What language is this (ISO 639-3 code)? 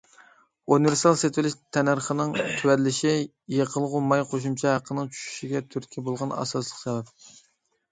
uig